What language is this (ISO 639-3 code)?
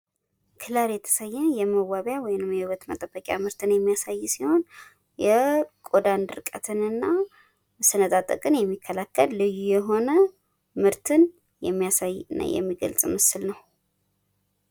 amh